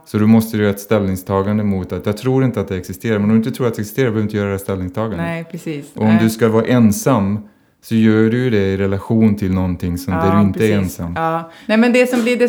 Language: Swedish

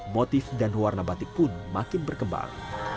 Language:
Indonesian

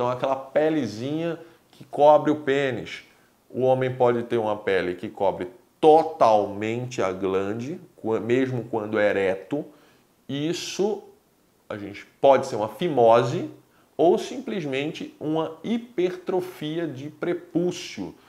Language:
Portuguese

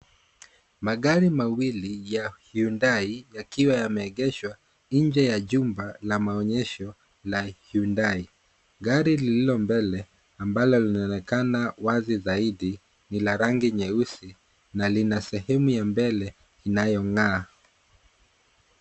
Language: Swahili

